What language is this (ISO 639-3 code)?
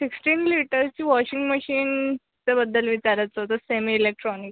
mar